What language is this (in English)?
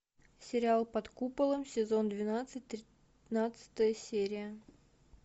Russian